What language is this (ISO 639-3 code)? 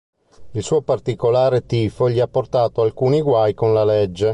ita